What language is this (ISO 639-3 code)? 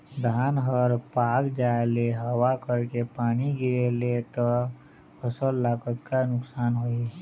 hne